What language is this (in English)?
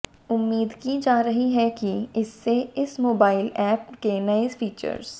Hindi